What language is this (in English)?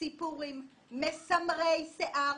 Hebrew